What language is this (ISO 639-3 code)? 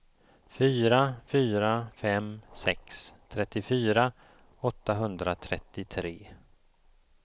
swe